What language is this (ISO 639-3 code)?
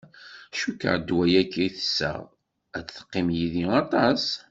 kab